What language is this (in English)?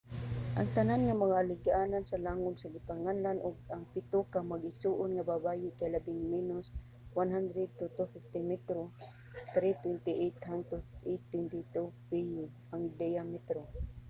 Cebuano